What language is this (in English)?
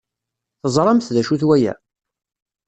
Kabyle